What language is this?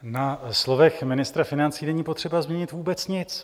Czech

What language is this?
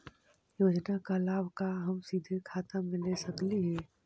Magahi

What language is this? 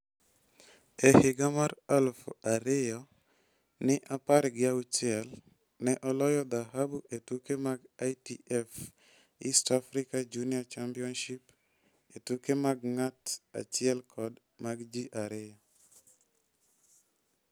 Luo (Kenya and Tanzania)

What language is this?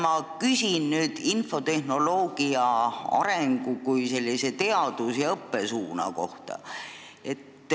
Estonian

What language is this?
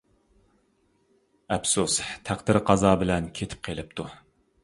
Uyghur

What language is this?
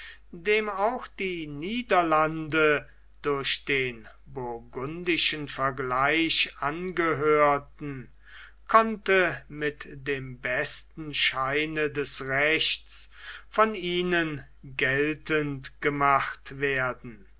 German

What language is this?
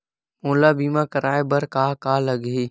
Chhattisgarhi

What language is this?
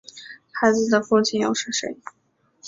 Chinese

